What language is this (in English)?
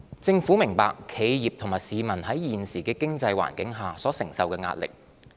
Cantonese